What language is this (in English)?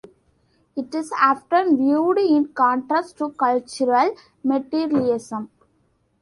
English